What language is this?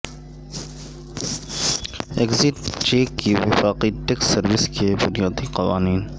Urdu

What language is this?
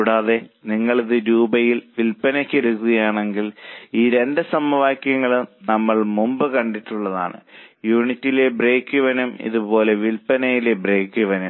Malayalam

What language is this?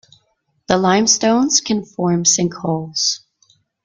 English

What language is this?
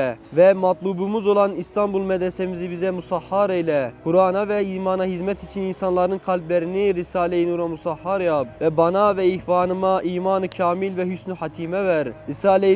Turkish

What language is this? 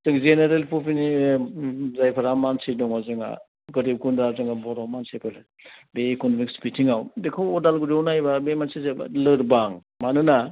Bodo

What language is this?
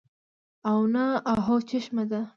Pashto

